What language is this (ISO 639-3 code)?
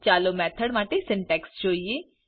guj